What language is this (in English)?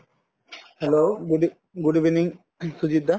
Assamese